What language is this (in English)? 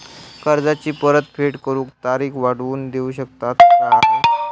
Marathi